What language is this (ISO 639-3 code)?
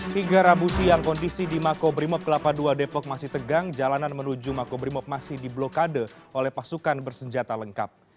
ind